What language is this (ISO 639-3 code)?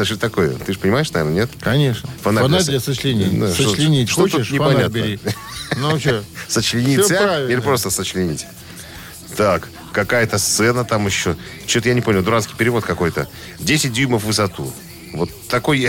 rus